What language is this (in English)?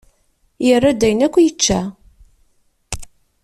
Kabyle